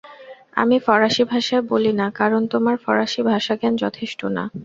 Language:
Bangla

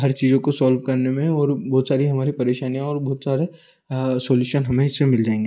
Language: Hindi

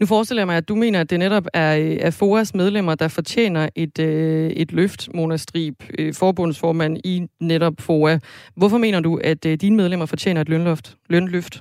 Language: Danish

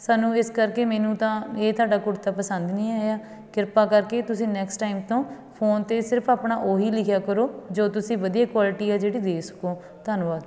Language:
Punjabi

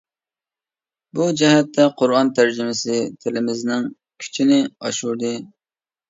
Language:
Uyghur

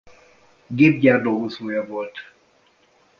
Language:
Hungarian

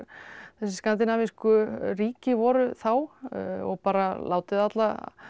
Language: Icelandic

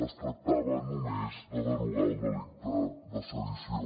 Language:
Catalan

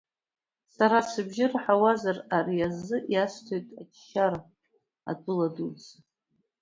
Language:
Abkhazian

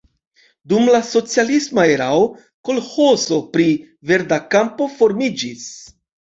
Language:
Esperanto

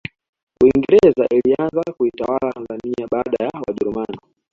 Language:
Swahili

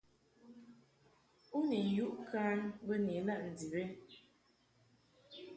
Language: Mungaka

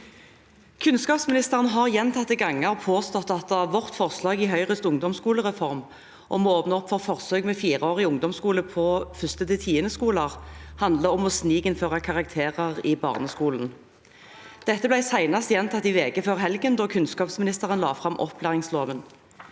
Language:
Norwegian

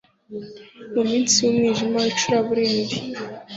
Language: Kinyarwanda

